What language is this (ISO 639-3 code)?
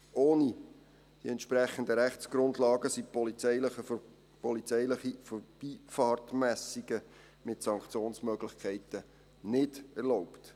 gsw